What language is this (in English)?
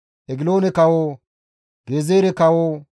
Gamo